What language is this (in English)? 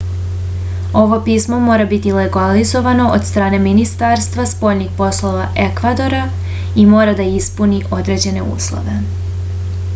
Serbian